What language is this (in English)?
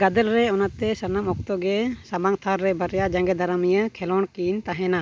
Santali